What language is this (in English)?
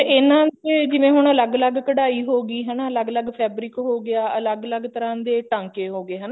Punjabi